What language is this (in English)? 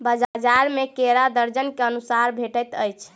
Maithili